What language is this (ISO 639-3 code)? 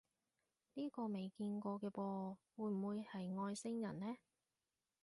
yue